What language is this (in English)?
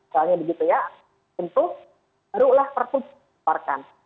Indonesian